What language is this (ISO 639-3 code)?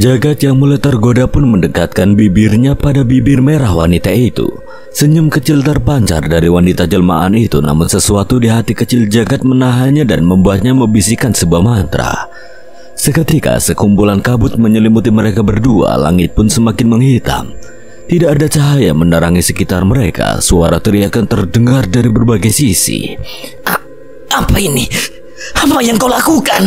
ind